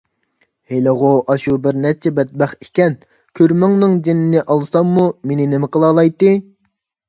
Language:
Uyghur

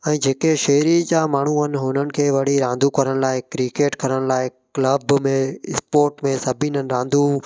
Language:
Sindhi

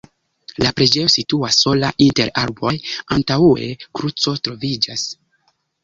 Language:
Esperanto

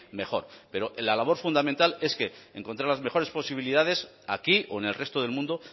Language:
Spanish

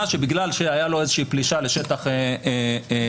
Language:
Hebrew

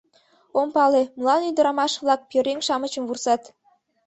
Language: Mari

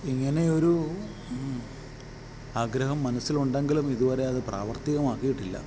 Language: Malayalam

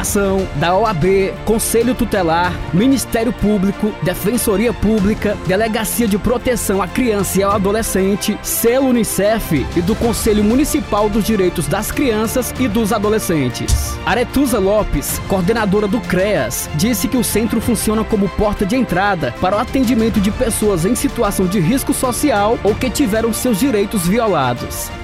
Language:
Portuguese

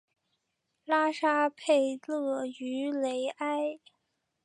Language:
Chinese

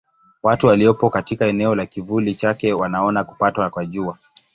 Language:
Swahili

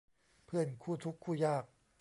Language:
Thai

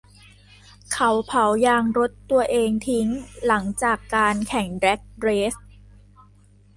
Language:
Thai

